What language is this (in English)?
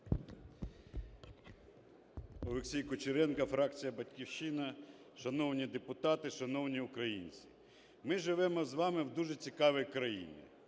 Ukrainian